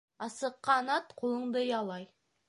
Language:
Bashkir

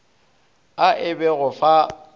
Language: Northern Sotho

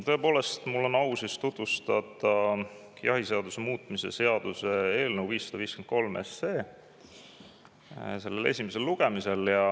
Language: Estonian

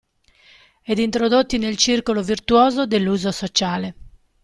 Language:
Italian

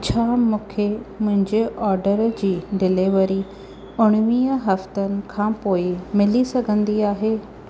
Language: Sindhi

